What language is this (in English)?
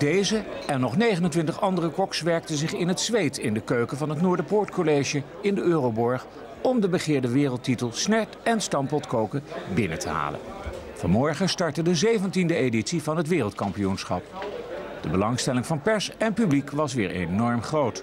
Dutch